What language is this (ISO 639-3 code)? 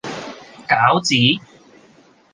yue